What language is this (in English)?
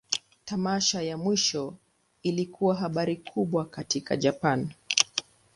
Swahili